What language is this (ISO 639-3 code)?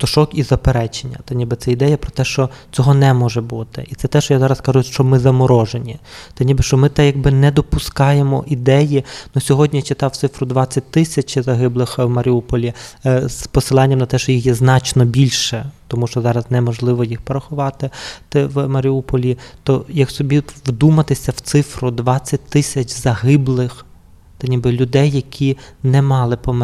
ukr